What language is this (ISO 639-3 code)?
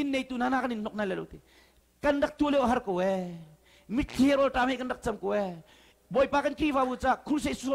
ind